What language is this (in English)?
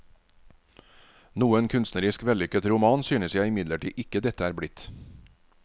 Norwegian